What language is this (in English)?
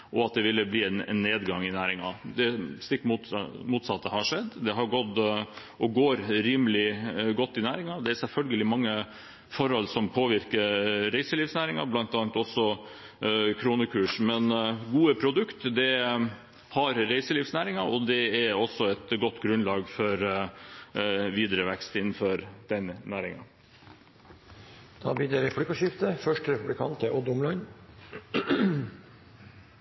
Norwegian Bokmål